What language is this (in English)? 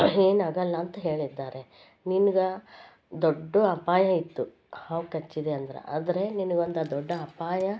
Kannada